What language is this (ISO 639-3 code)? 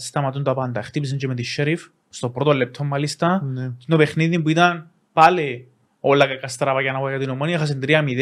ell